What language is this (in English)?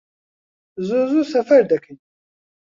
Central Kurdish